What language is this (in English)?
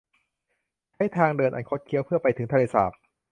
Thai